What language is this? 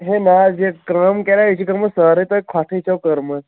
Kashmiri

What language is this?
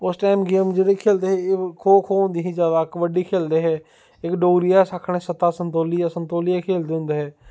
Dogri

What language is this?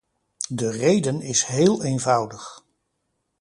Dutch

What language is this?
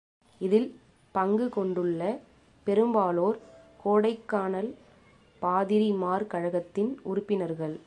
Tamil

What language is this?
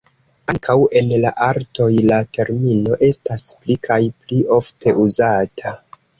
Esperanto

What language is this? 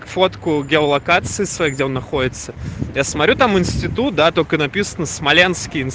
Russian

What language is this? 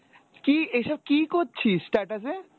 Bangla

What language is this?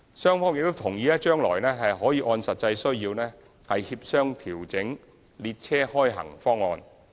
Cantonese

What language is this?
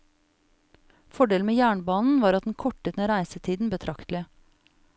Norwegian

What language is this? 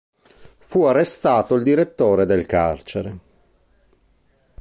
Italian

